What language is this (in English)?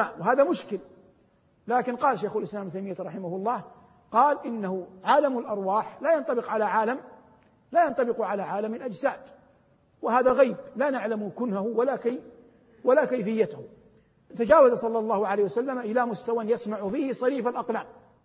Arabic